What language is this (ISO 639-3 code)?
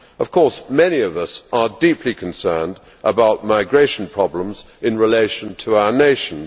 eng